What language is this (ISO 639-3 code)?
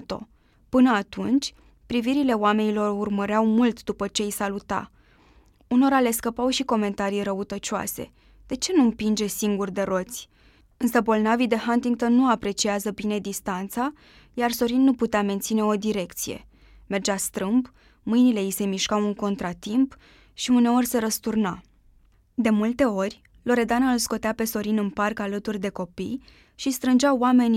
ron